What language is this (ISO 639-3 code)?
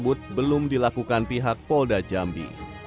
ind